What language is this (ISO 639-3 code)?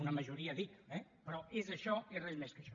cat